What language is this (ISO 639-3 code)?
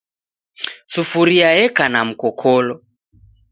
dav